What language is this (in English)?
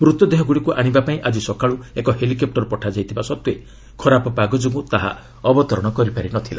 Odia